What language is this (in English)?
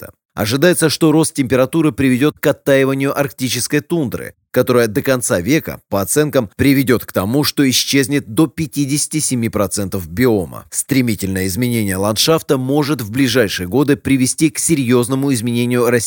Russian